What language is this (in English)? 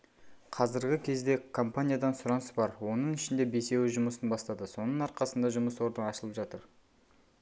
Kazakh